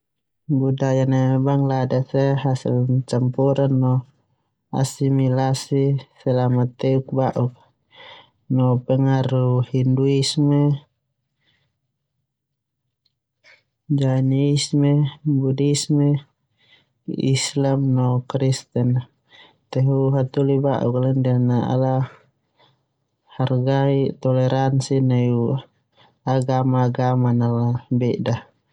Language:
Termanu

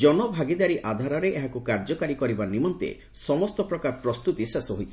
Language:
Odia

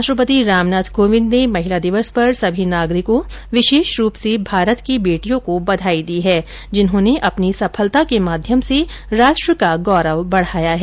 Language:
Hindi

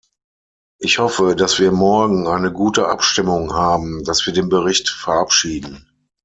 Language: German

